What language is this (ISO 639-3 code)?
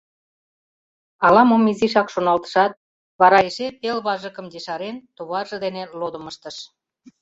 chm